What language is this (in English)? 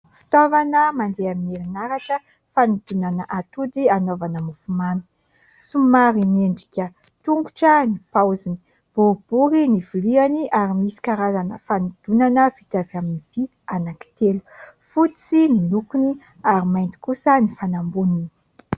Malagasy